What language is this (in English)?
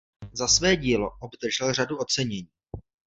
Czech